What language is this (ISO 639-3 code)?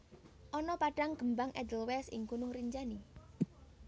jav